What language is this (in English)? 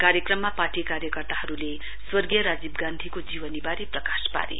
Nepali